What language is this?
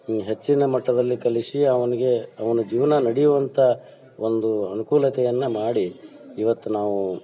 Kannada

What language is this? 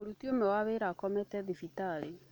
Kikuyu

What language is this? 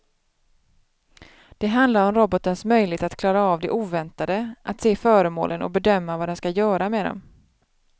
Swedish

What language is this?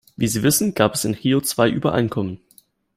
German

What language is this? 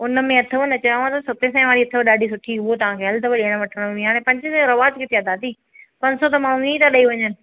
Sindhi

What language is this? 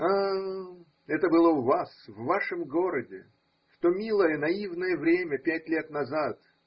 Russian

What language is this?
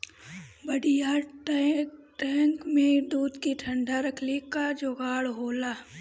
Bhojpuri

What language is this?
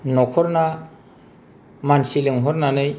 Bodo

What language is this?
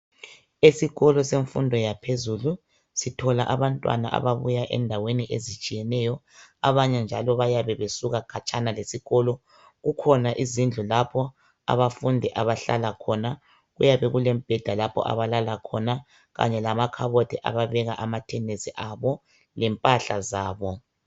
North Ndebele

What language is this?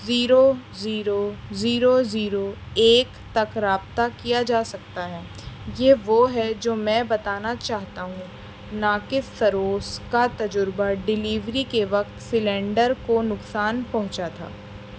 Urdu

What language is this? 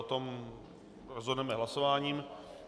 Czech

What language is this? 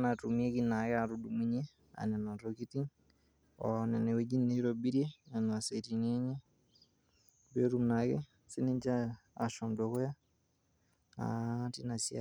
Masai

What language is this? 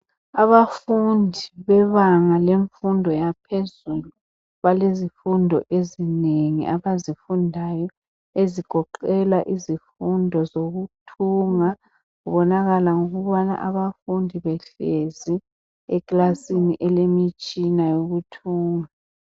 North Ndebele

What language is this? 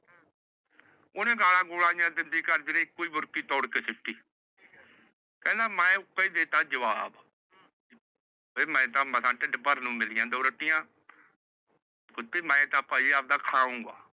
Punjabi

